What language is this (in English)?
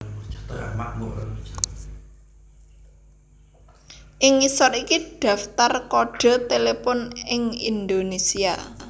Javanese